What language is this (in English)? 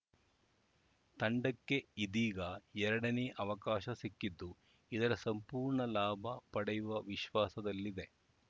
Kannada